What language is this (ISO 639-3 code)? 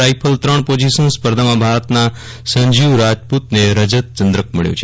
guj